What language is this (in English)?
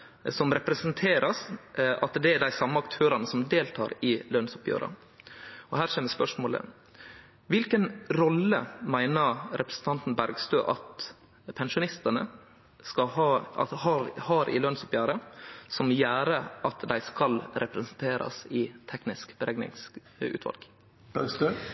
Norwegian Nynorsk